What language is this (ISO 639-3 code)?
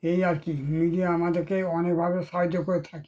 ben